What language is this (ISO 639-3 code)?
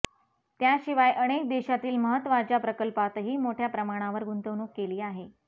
mar